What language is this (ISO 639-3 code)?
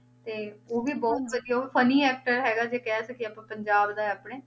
pan